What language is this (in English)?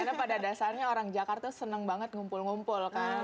Indonesian